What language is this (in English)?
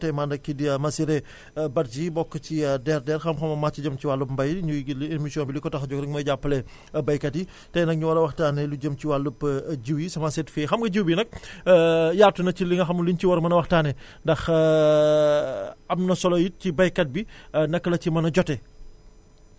Wolof